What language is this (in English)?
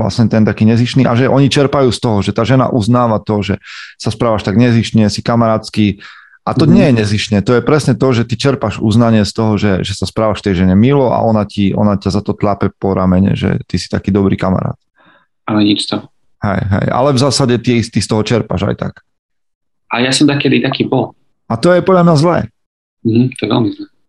Slovak